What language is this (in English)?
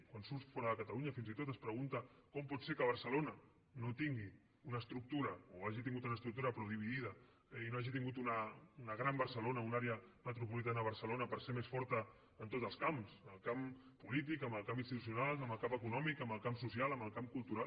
Catalan